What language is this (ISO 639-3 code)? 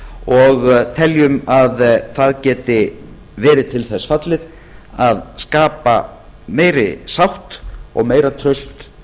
isl